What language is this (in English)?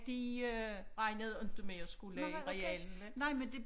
Danish